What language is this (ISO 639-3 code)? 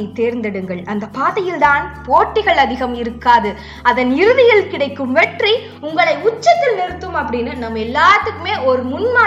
tam